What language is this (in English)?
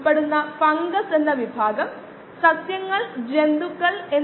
Malayalam